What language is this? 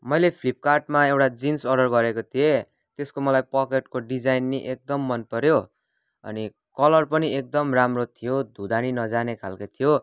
Nepali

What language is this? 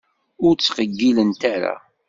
Kabyle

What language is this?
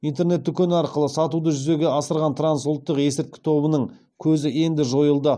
Kazakh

